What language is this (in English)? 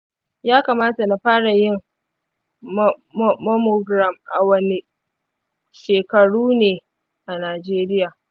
Hausa